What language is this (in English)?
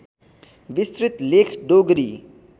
Nepali